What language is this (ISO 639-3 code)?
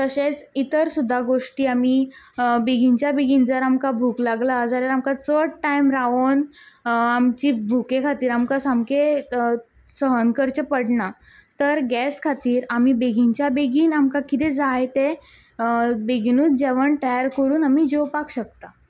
kok